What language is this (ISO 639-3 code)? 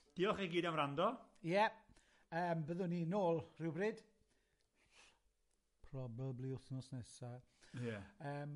cym